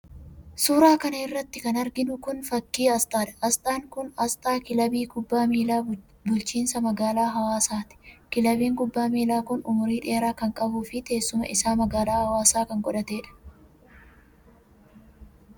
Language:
Oromo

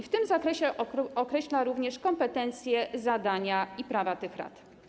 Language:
Polish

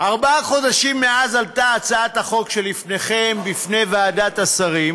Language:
Hebrew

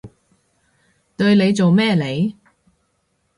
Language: Cantonese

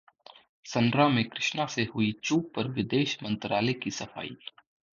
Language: Hindi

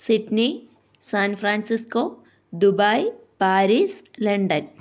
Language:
Malayalam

